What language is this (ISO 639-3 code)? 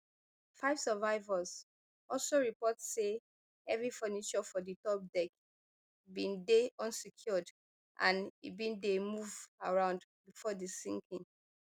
pcm